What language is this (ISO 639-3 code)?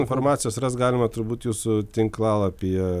lit